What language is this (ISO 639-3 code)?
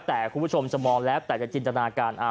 tha